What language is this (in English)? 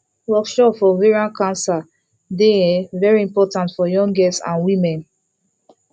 Nigerian Pidgin